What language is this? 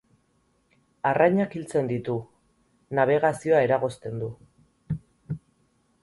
Basque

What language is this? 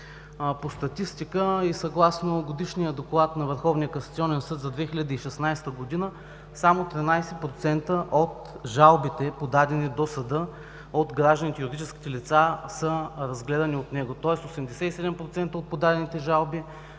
Bulgarian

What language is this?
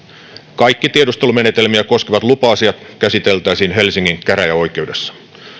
Finnish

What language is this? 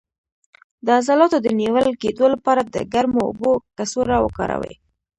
Pashto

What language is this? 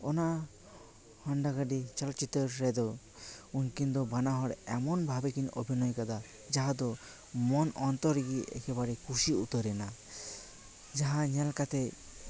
Santali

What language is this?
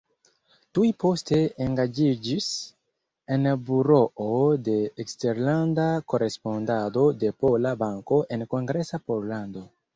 Esperanto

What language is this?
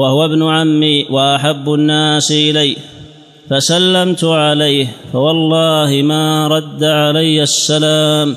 Arabic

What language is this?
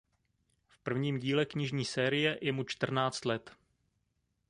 Czech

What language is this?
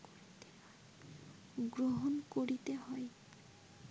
Bangla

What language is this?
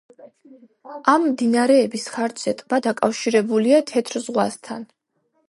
Georgian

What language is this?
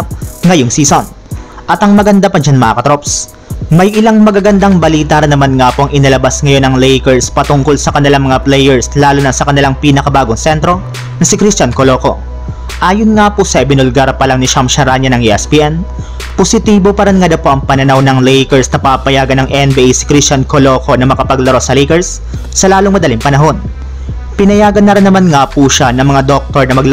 Filipino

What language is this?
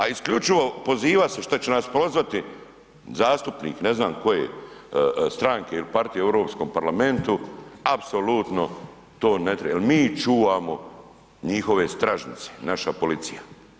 Croatian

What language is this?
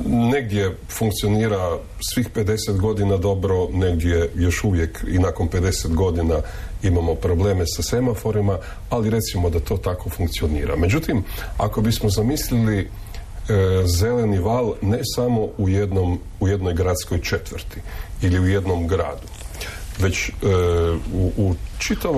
Croatian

